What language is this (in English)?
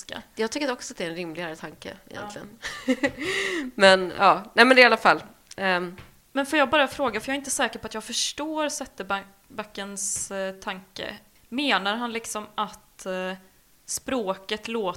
Swedish